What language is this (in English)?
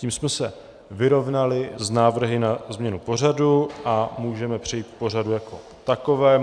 Czech